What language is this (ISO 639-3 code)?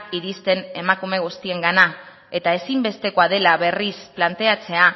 eus